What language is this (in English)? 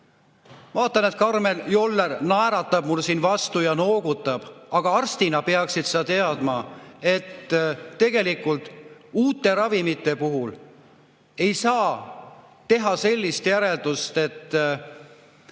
Estonian